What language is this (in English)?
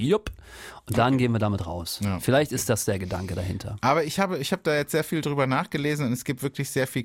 German